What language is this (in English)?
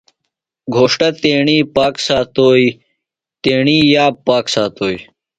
Phalura